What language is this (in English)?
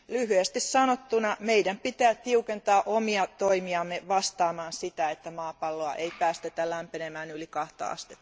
Finnish